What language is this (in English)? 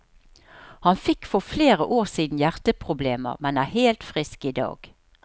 Norwegian